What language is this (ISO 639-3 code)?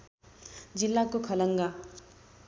nep